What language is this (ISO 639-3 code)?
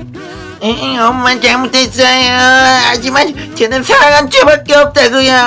kor